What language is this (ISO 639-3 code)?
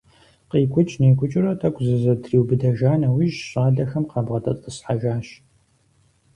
kbd